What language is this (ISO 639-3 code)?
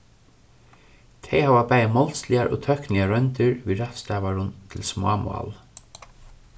fao